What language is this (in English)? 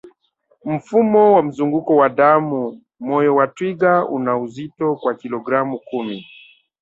Swahili